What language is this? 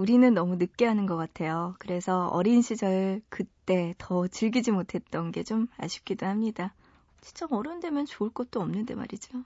Korean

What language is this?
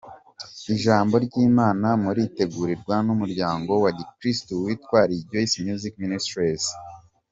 Kinyarwanda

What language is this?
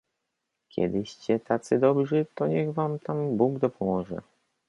Polish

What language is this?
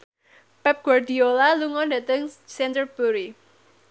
Javanese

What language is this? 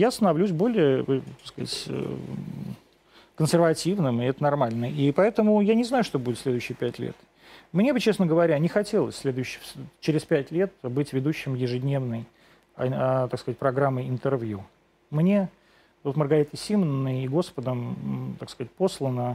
Russian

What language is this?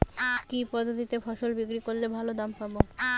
Bangla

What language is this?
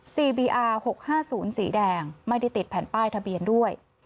Thai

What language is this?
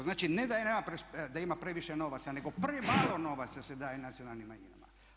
Croatian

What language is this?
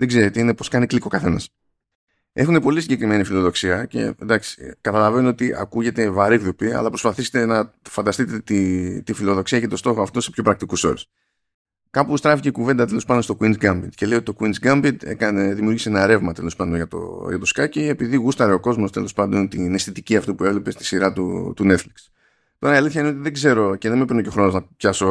Greek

